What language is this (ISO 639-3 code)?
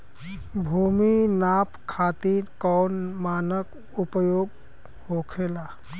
bho